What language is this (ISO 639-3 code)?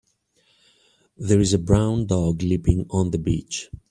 eng